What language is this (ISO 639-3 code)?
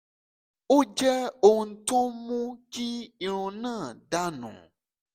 yor